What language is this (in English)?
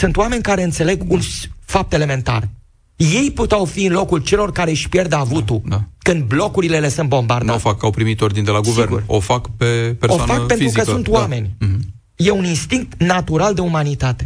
Romanian